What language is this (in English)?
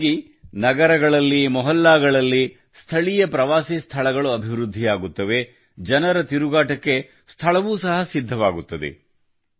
Kannada